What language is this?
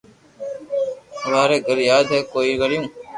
Loarki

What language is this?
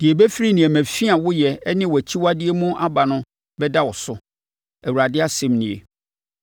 Akan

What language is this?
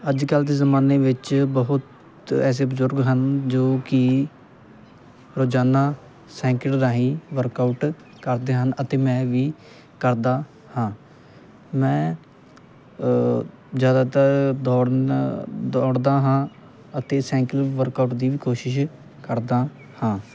Punjabi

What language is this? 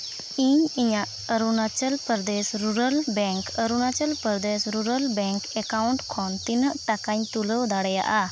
Santali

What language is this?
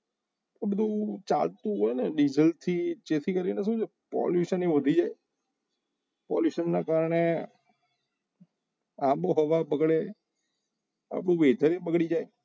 Gujarati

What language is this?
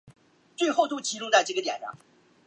Chinese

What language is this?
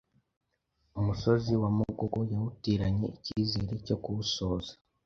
Kinyarwanda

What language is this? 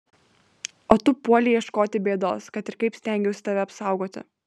Lithuanian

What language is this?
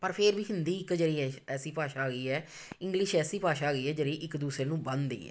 Punjabi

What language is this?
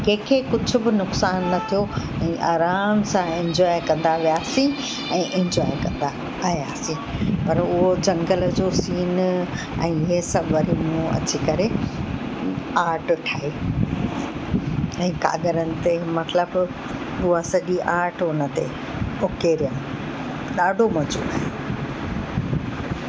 Sindhi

